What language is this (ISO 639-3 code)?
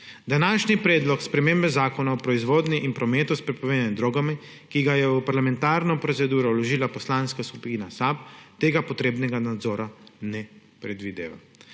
slv